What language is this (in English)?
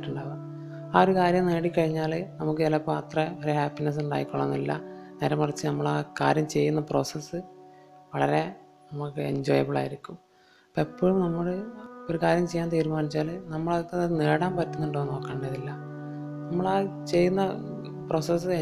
Malayalam